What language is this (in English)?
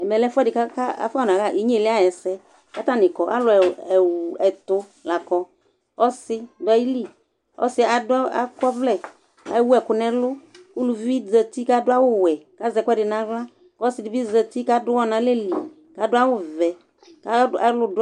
Ikposo